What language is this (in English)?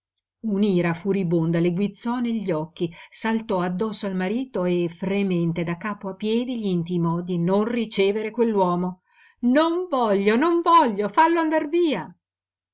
Italian